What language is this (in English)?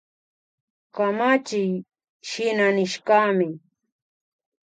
Imbabura Highland Quichua